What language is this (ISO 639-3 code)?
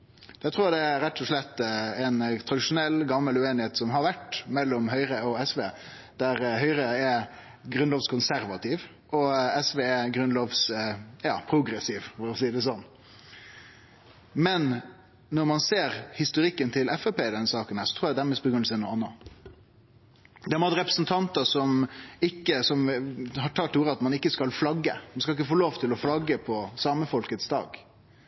nno